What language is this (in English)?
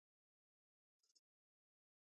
Pashto